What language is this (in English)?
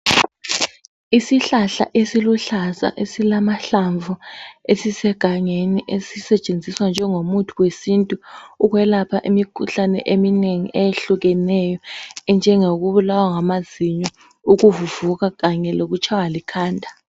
North Ndebele